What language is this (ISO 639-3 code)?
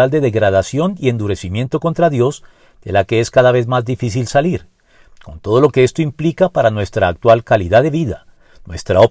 spa